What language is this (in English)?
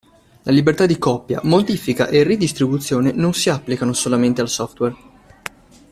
Italian